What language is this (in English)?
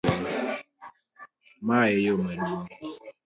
Luo (Kenya and Tanzania)